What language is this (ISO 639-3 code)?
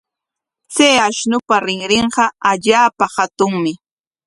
qwa